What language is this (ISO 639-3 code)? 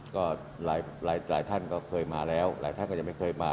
tha